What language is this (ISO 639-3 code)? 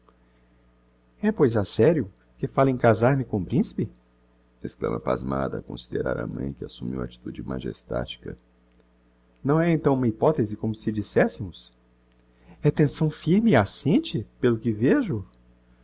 por